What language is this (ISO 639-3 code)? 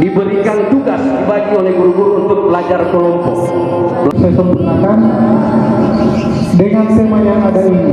ind